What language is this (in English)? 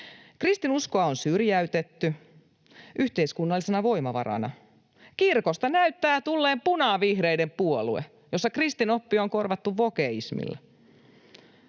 Finnish